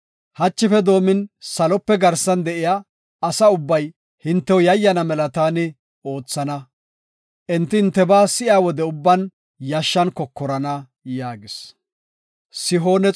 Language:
Gofa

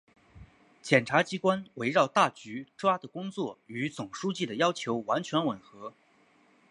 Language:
Chinese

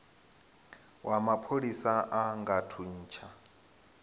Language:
Venda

